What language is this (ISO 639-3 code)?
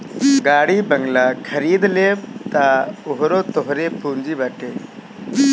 bho